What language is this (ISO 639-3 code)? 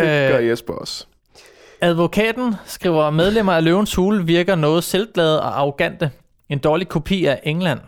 dan